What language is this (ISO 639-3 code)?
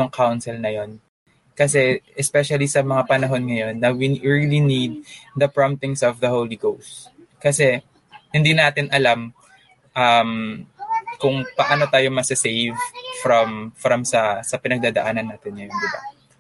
fil